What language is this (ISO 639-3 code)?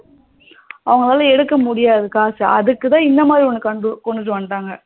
tam